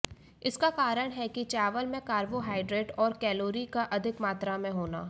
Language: Hindi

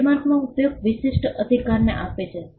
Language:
Gujarati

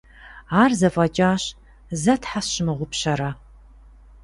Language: Kabardian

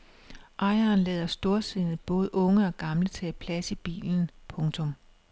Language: Danish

